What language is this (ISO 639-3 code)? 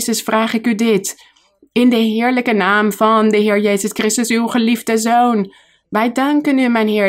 nld